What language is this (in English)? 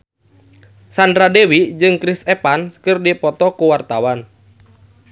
Sundanese